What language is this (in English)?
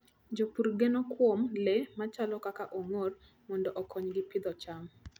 Luo (Kenya and Tanzania)